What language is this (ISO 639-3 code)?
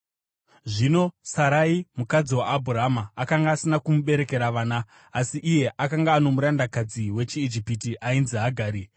sna